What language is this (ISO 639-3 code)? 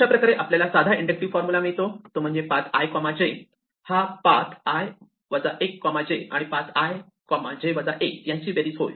mar